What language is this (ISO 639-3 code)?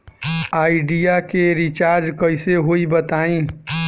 bho